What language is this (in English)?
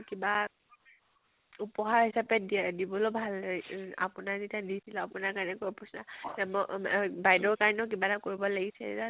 Assamese